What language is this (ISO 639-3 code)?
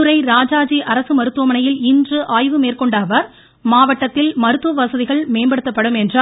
tam